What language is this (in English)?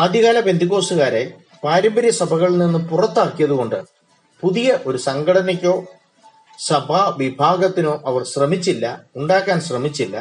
Malayalam